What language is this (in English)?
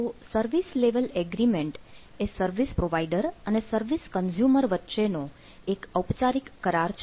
Gujarati